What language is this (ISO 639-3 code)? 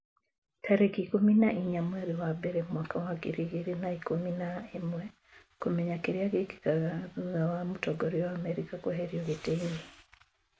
kik